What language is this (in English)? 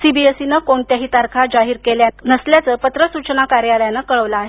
Marathi